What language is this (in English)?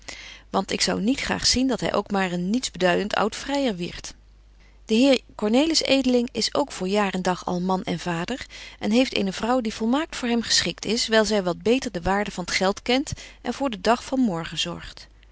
Dutch